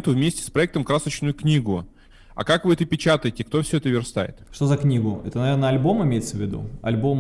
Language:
Russian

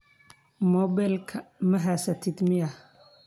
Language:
Somali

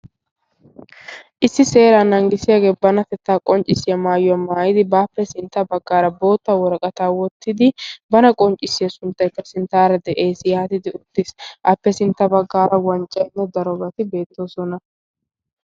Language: Wolaytta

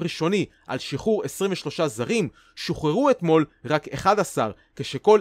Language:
Hebrew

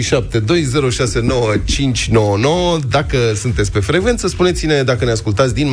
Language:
Romanian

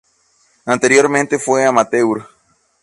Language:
Spanish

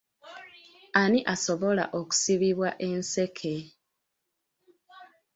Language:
Ganda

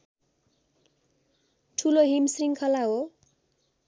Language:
Nepali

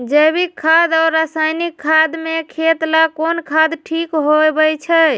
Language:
Magahi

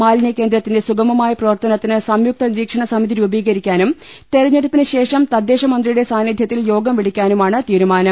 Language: Malayalam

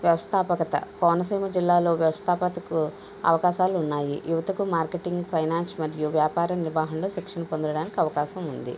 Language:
Telugu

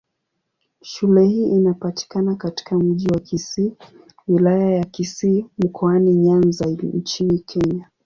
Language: Swahili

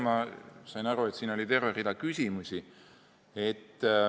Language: Estonian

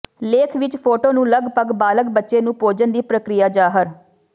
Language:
Punjabi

